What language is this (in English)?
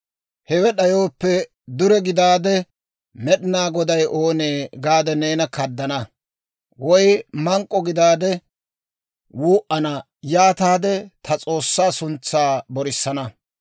Dawro